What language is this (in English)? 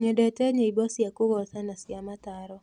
Kikuyu